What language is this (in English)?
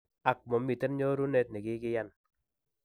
Kalenjin